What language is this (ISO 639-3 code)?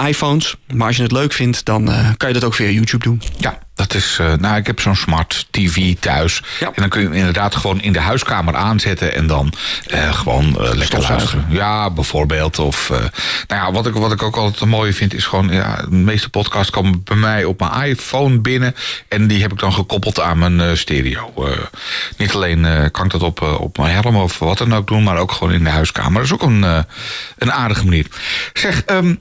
nld